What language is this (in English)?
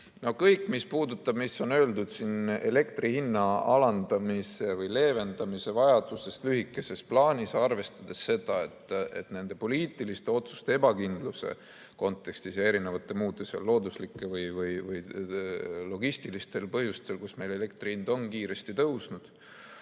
Estonian